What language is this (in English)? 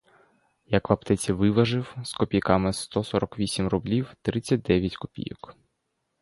Ukrainian